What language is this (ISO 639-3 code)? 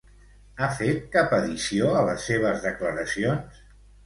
cat